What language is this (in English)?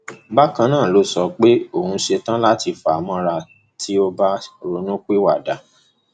Yoruba